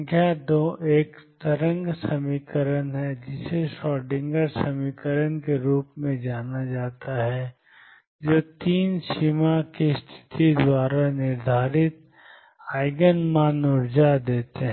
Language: Hindi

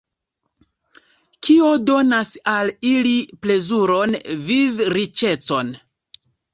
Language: Esperanto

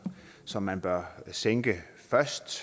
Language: Danish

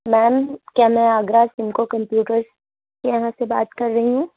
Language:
Urdu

